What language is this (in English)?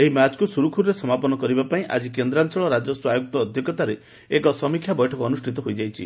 Odia